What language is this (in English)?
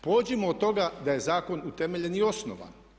Croatian